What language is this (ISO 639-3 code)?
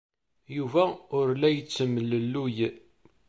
kab